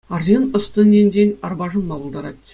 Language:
Chuvash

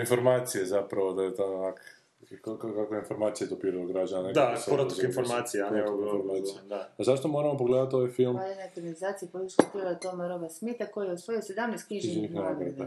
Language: Croatian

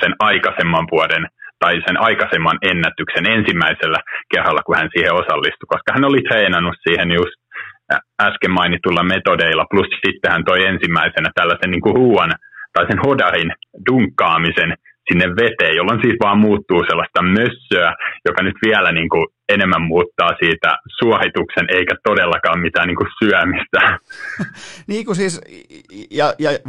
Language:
Finnish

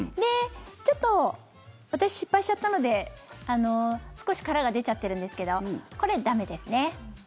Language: Japanese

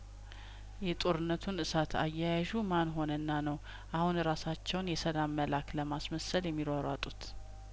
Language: Amharic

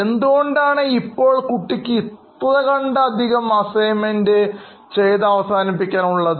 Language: Malayalam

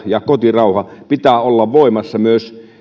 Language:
Finnish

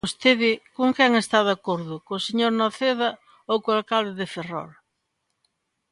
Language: Galician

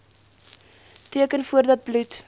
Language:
Afrikaans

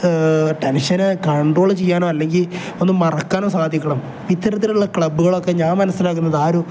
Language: Malayalam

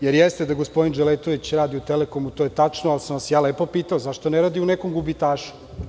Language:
Serbian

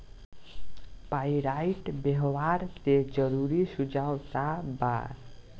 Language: Bhojpuri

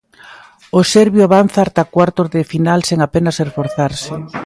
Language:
Galician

